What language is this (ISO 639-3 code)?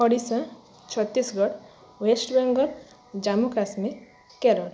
ori